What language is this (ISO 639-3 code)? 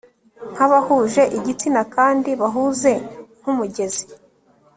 kin